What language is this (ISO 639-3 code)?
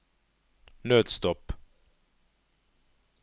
nor